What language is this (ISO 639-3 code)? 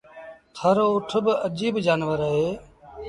sbn